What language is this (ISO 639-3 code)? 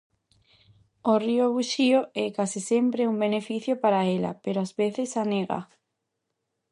glg